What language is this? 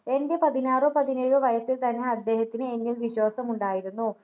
Malayalam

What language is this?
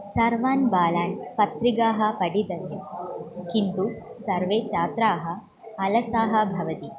Sanskrit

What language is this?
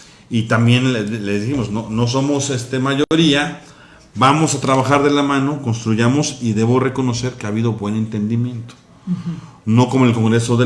Spanish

